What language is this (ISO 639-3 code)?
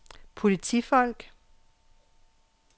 dan